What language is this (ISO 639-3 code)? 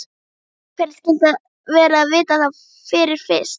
isl